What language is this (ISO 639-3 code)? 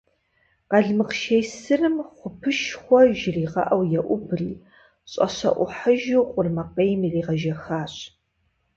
kbd